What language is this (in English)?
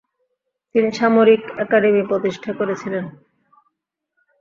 Bangla